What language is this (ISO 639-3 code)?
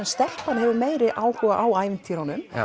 isl